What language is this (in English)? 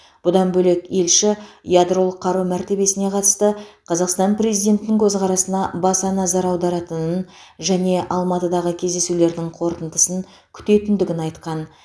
Kazakh